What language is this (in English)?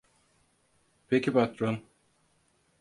Turkish